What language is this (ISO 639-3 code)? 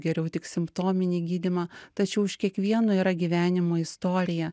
lit